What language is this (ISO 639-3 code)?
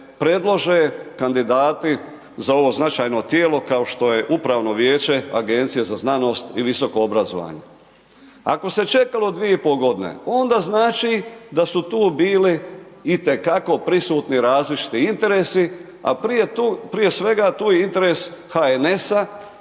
hrv